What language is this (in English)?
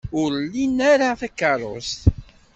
Kabyle